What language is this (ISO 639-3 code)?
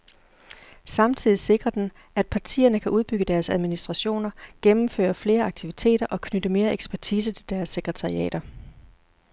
dan